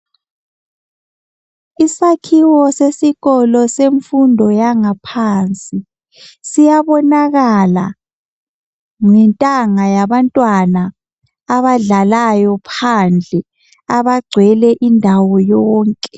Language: North Ndebele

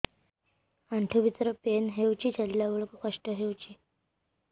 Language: Odia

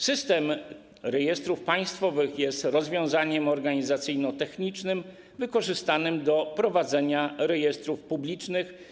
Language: Polish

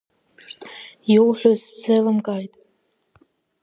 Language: Abkhazian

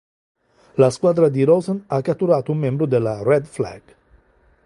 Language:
Italian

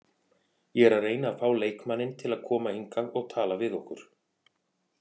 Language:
Icelandic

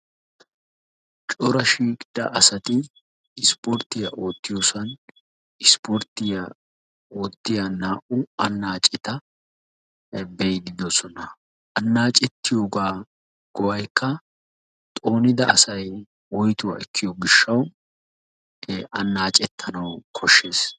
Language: Wolaytta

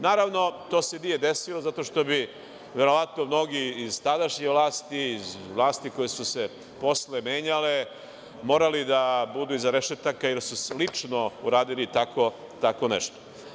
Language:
Serbian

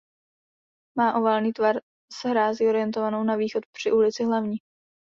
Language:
Czech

